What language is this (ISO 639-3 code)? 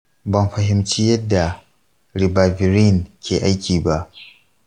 hau